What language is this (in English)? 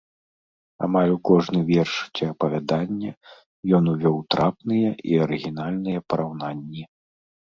Belarusian